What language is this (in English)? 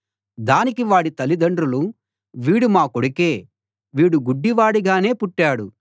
Telugu